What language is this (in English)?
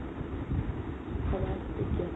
Assamese